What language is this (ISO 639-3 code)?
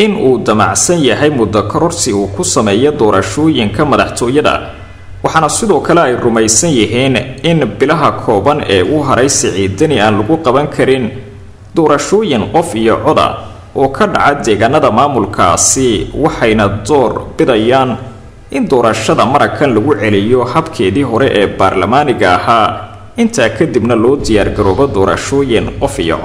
ara